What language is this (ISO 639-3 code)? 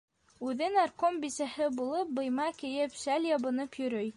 bak